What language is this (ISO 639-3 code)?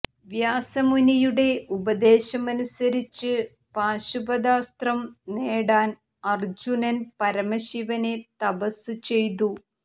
mal